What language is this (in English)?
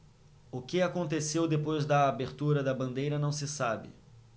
Portuguese